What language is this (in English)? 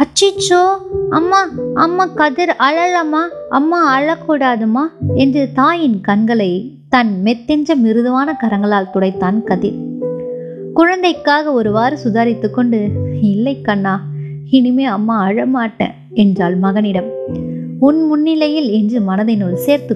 Tamil